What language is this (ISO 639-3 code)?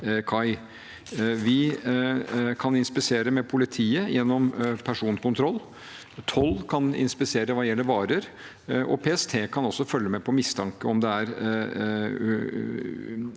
nor